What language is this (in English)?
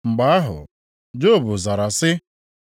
Igbo